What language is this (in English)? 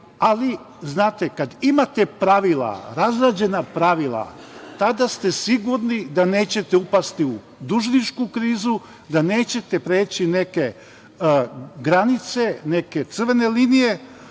Serbian